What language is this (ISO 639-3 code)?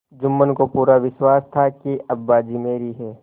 hin